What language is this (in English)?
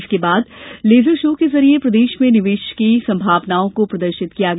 Hindi